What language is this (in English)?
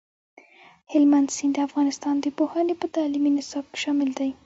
Pashto